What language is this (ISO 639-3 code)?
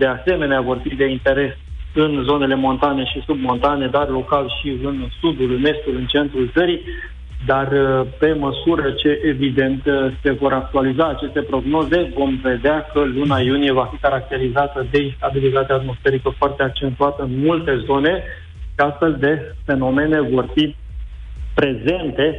ron